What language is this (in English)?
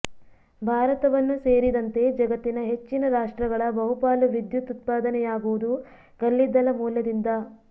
Kannada